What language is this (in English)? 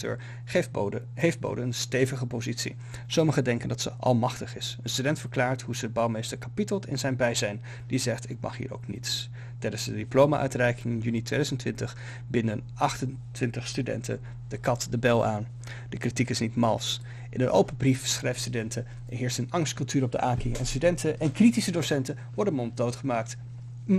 Dutch